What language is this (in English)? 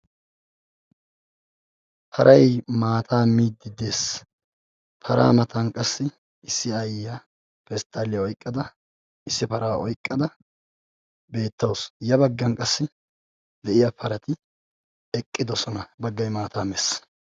Wolaytta